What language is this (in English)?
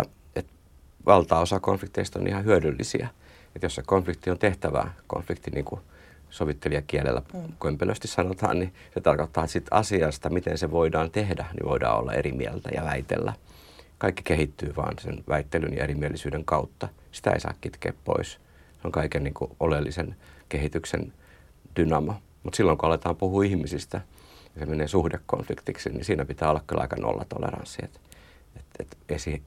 Finnish